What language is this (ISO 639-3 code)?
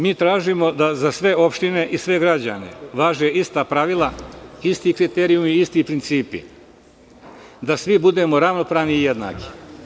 srp